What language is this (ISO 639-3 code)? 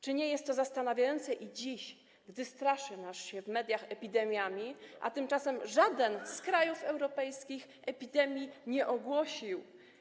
pol